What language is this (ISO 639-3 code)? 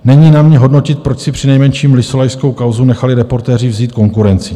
ces